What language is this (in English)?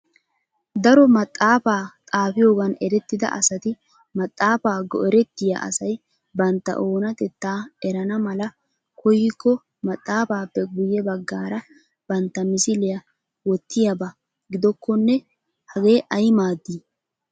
Wolaytta